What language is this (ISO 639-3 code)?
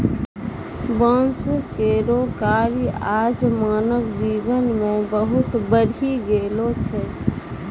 mai